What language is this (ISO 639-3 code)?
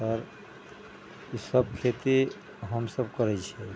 mai